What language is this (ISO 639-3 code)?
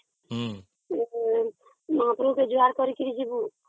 ori